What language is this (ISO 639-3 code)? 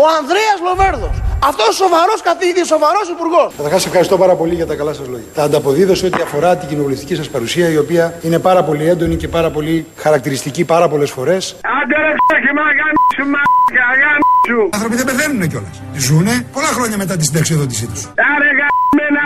ell